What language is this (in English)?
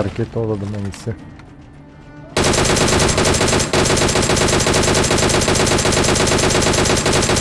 Turkish